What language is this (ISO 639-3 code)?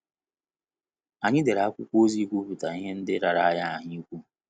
ibo